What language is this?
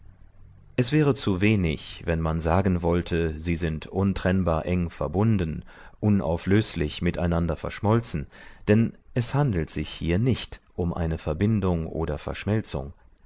German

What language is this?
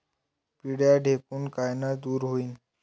Marathi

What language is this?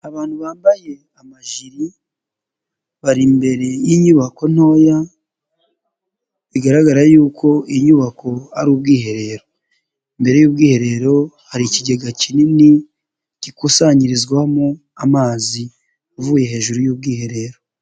Kinyarwanda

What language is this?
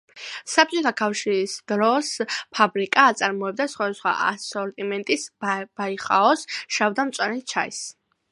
Georgian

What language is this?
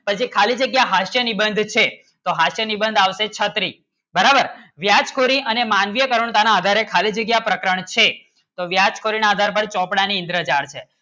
Gujarati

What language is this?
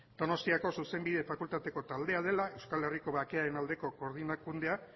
Basque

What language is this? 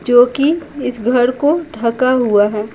Hindi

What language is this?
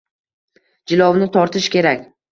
Uzbek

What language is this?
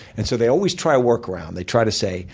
English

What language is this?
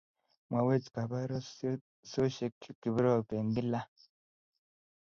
Kalenjin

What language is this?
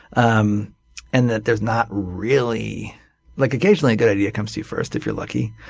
English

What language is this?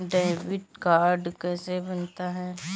Hindi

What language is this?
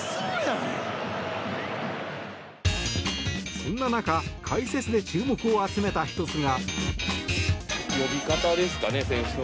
Japanese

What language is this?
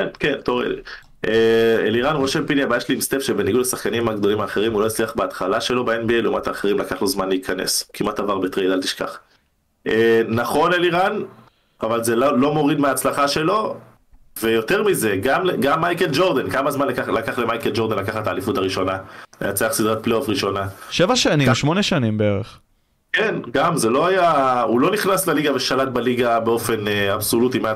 Hebrew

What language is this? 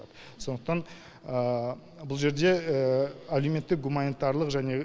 Kazakh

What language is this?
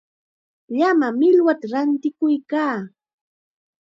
Chiquián Ancash Quechua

